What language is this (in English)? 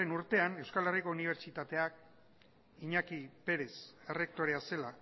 Basque